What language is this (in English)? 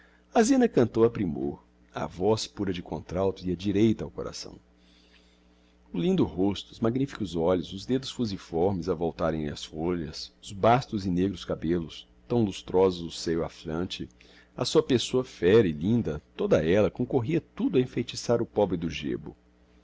Portuguese